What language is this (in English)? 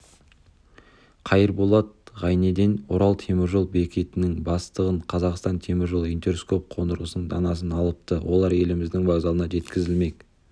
Kazakh